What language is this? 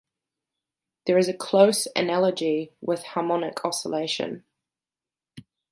English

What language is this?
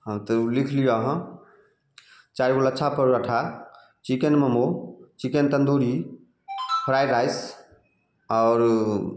Maithili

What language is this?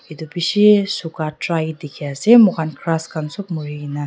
Naga Pidgin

